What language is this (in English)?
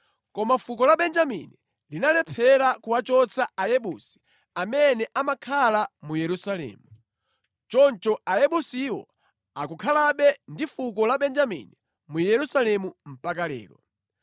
Nyanja